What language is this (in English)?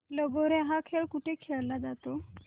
Marathi